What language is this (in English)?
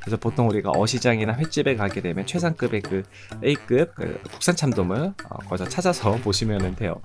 Korean